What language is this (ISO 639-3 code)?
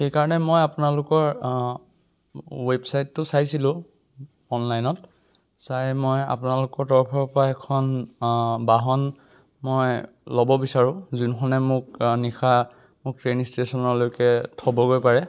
asm